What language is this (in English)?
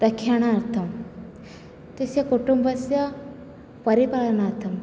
Sanskrit